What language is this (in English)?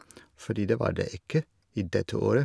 Norwegian